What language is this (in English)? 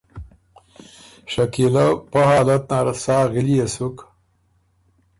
Ormuri